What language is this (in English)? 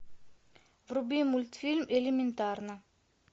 Russian